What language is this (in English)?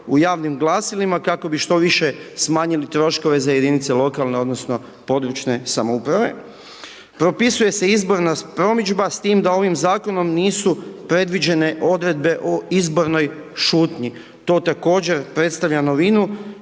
Croatian